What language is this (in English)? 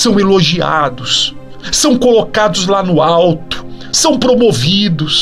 Portuguese